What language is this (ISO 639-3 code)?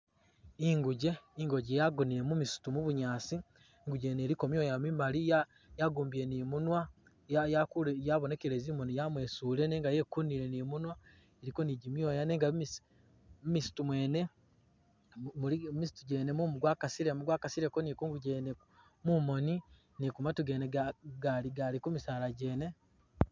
myx